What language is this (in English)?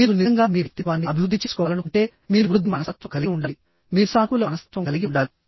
Telugu